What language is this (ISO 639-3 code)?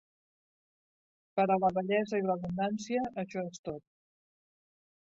cat